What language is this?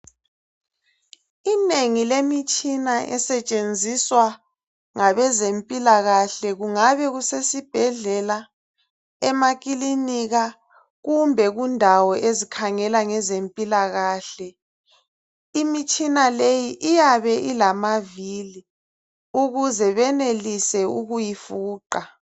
North Ndebele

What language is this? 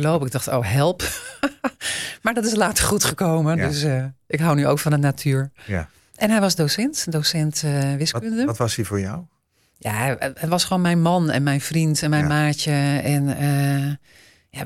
Dutch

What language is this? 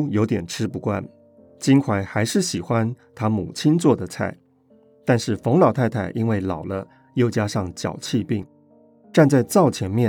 Chinese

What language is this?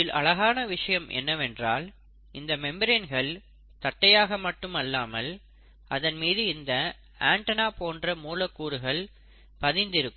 Tamil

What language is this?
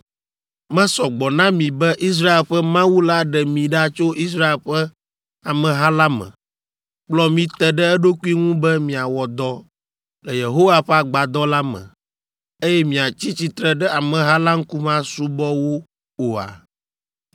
Ewe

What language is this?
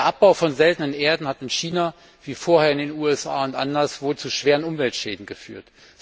German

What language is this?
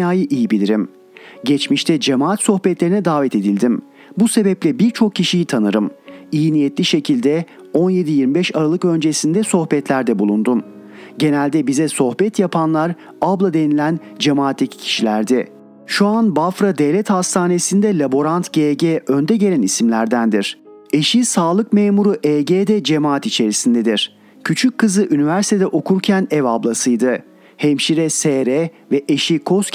Turkish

